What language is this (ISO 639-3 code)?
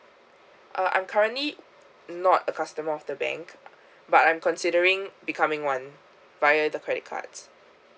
eng